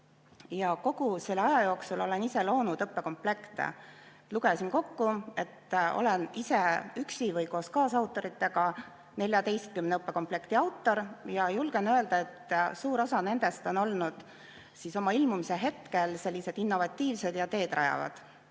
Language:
Estonian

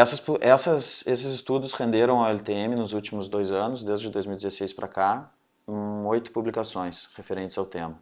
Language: Portuguese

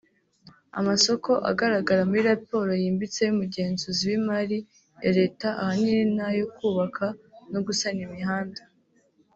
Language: Kinyarwanda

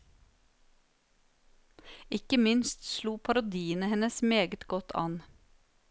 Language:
Norwegian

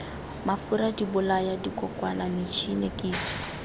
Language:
Tswana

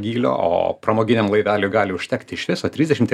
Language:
Lithuanian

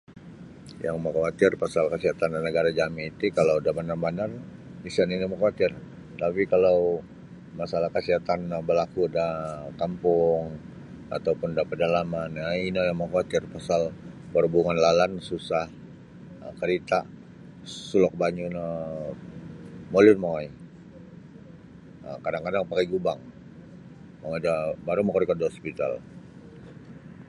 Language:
Sabah Bisaya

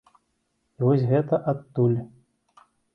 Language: Belarusian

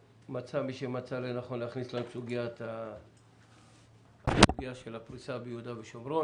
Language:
Hebrew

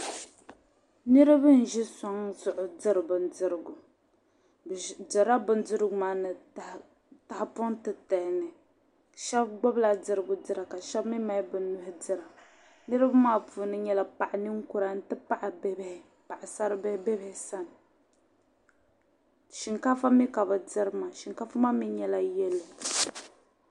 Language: Dagbani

